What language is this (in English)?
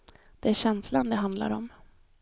Swedish